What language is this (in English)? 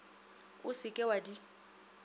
Northern Sotho